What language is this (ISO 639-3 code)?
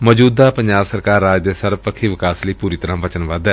pan